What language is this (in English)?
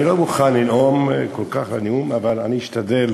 Hebrew